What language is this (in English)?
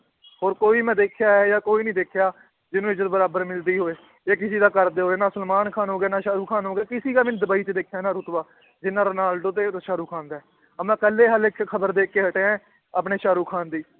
Punjabi